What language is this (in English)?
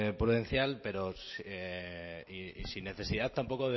Spanish